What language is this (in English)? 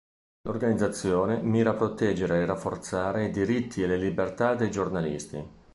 Italian